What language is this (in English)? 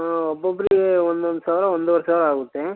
Kannada